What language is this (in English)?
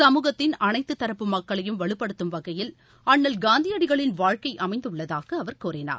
Tamil